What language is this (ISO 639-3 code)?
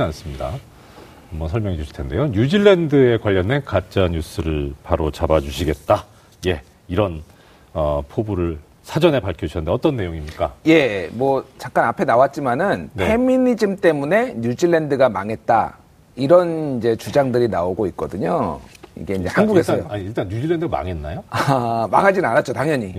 kor